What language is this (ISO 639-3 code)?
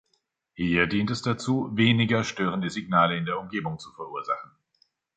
deu